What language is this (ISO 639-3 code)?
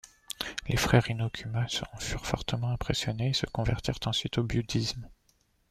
fra